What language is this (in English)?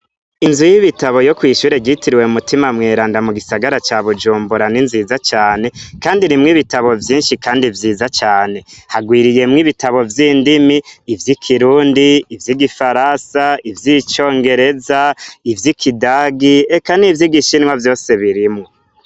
Rundi